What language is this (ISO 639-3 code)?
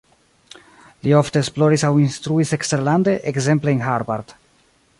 epo